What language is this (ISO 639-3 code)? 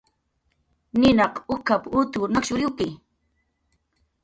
jqr